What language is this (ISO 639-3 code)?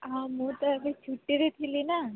ori